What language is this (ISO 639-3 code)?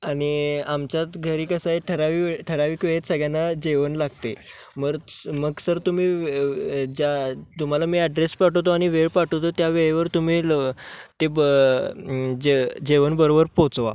mar